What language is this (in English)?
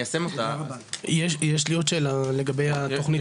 Hebrew